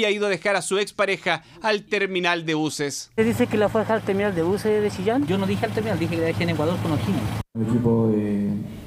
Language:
Spanish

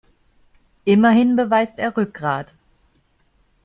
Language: German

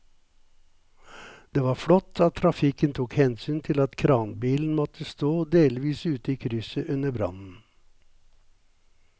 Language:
Norwegian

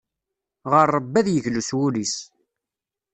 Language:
Kabyle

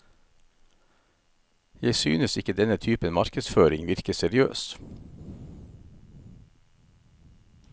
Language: Norwegian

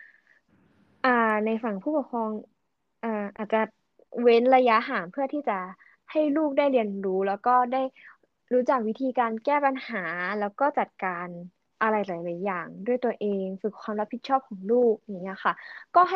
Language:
Thai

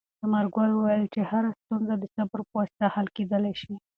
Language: Pashto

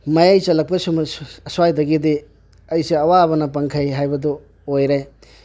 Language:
Manipuri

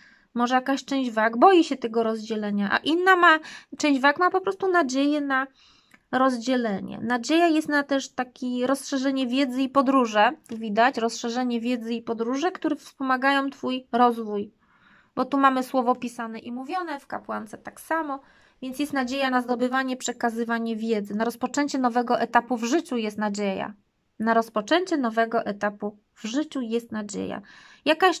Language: Polish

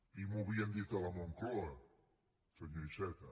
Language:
Catalan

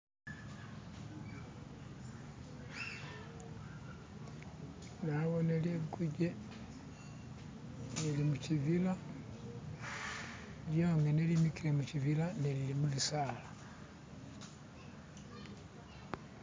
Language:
Masaaba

